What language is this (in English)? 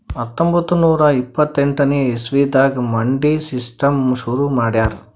Kannada